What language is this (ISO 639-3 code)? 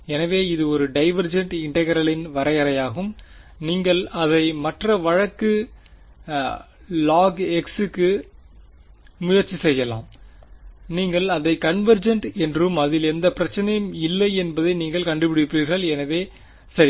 tam